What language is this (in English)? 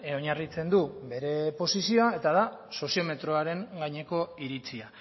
Basque